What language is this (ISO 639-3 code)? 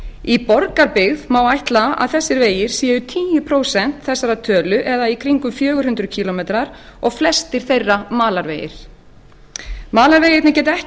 isl